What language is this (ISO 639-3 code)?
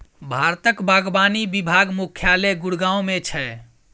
mai